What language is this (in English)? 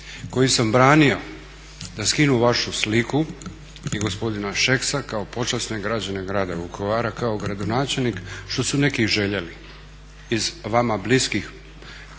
Croatian